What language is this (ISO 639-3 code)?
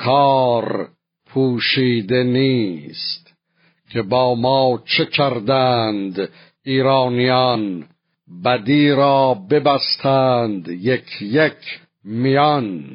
fas